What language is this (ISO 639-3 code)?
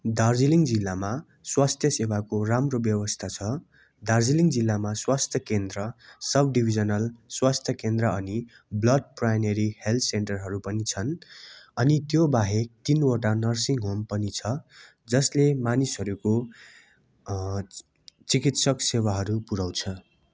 nep